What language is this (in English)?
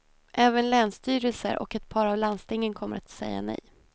Swedish